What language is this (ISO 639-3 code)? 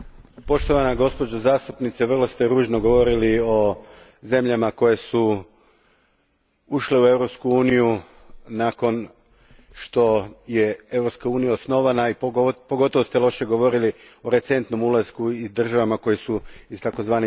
hrv